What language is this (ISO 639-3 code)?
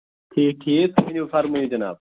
kas